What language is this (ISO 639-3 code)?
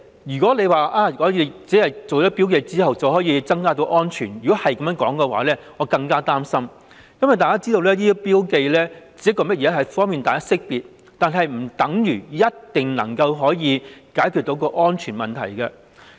yue